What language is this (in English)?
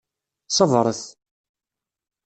Kabyle